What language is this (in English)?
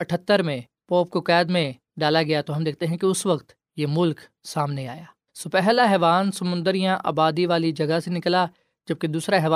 Urdu